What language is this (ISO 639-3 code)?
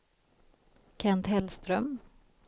swe